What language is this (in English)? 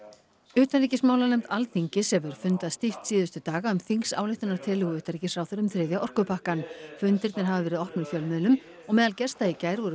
Icelandic